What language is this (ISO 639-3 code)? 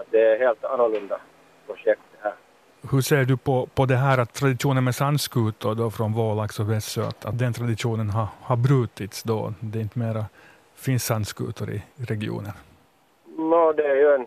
swe